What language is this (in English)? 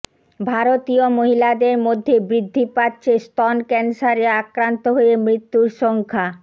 Bangla